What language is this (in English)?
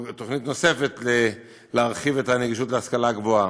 Hebrew